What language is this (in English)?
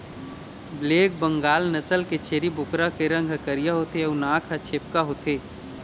Chhattisgarhi